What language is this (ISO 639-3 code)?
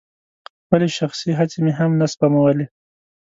pus